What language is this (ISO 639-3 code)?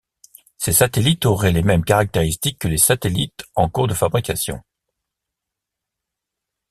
fra